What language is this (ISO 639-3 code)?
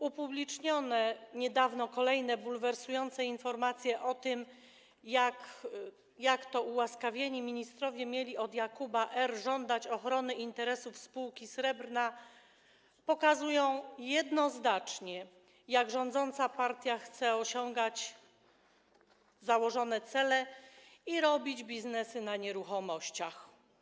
pol